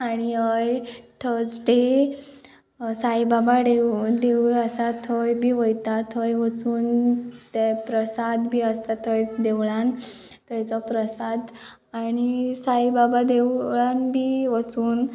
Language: Konkani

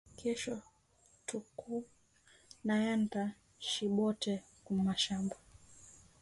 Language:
Swahili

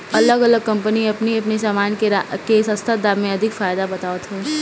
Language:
Bhojpuri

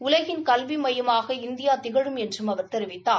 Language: Tamil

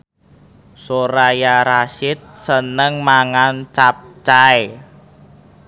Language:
Javanese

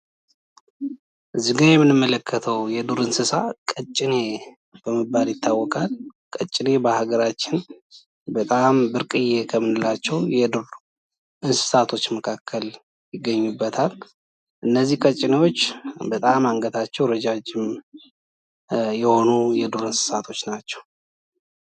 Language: Amharic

